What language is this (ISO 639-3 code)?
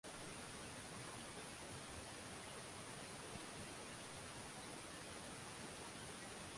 swa